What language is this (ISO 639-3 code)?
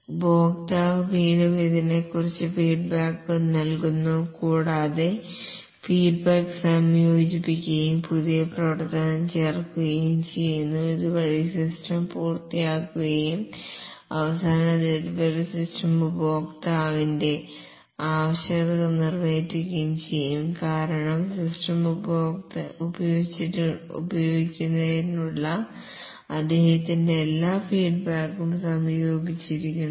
mal